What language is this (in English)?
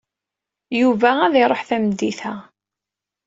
Kabyle